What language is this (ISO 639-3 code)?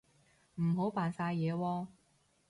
yue